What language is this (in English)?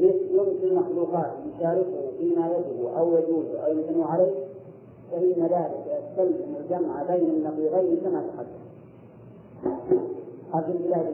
Arabic